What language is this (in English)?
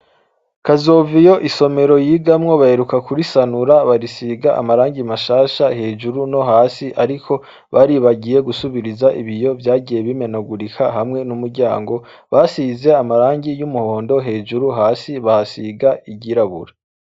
Rundi